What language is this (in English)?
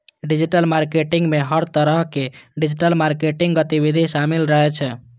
Maithili